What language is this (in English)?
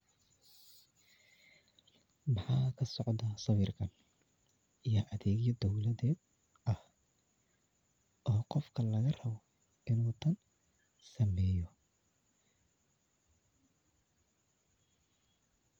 Somali